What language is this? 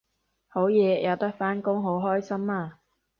Cantonese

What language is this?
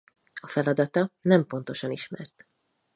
Hungarian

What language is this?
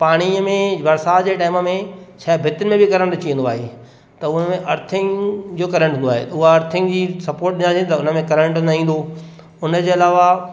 Sindhi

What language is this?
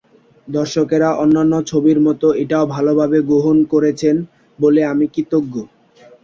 Bangla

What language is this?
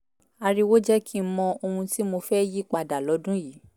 Yoruba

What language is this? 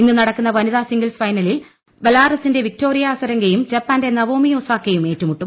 Malayalam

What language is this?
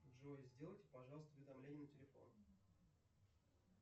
Russian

